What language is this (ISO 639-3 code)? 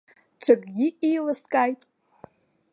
abk